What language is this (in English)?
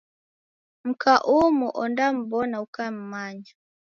Taita